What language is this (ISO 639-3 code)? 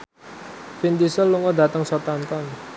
jav